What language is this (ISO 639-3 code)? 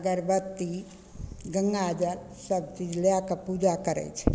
mai